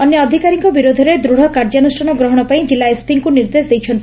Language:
Odia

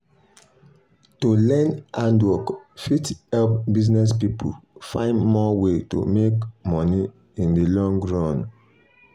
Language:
Nigerian Pidgin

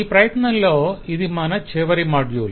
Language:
Telugu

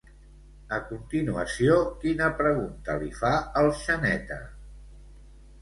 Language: Catalan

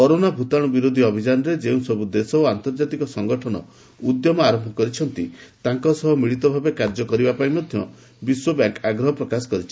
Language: Odia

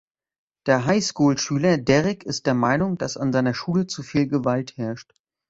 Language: German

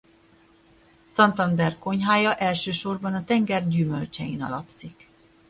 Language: Hungarian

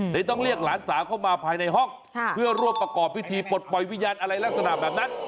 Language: Thai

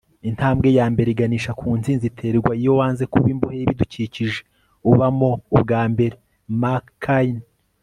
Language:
Kinyarwanda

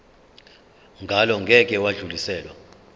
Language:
Zulu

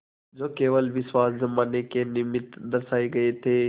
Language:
Hindi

